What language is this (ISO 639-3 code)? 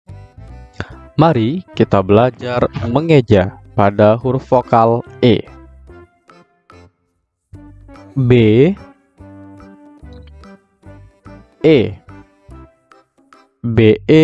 ind